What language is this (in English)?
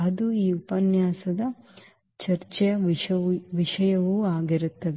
Kannada